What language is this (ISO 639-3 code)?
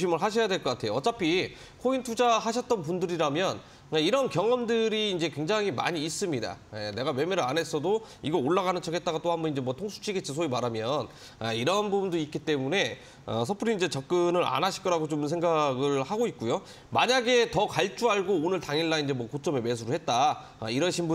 kor